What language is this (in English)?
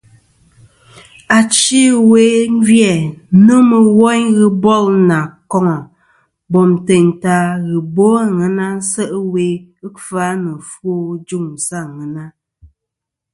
Kom